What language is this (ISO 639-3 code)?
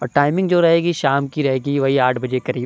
urd